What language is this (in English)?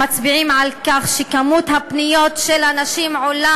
Hebrew